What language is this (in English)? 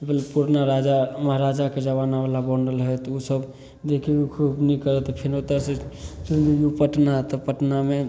Maithili